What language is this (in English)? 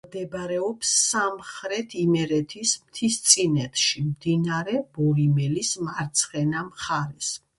Georgian